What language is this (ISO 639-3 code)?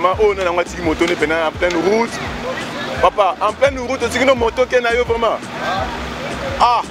fra